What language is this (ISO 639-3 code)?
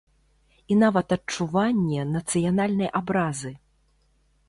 bel